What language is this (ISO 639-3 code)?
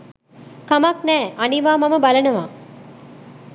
sin